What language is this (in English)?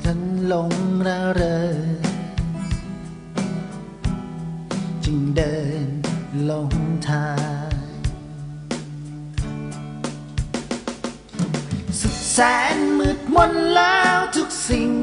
Thai